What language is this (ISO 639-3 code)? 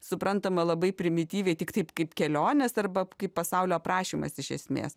lit